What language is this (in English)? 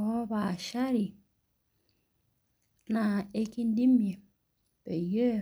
Masai